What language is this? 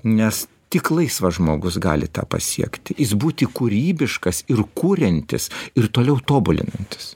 Lithuanian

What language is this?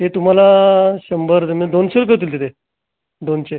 Marathi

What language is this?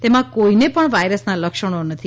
Gujarati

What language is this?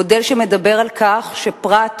Hebrew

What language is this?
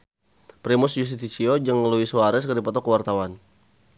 Sundanese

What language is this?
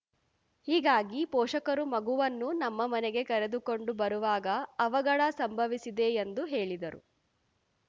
Kannada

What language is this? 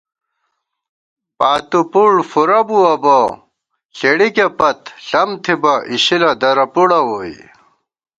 Gawar-Bati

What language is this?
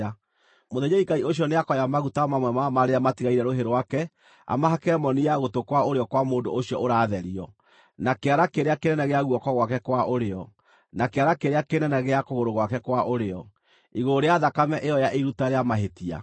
Kikuyu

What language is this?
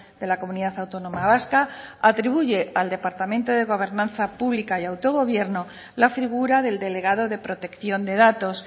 Spanish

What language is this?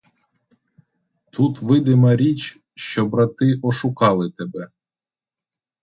Ukrainian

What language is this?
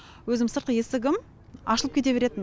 Kazakh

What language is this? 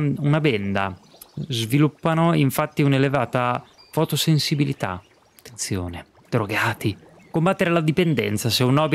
Italian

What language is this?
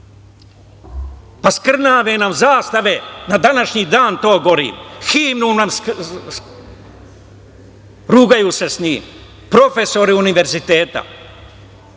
Serbian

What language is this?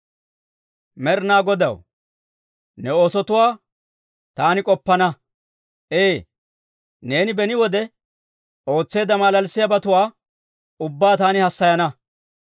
Dawro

